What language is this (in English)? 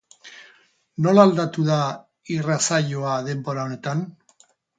Basque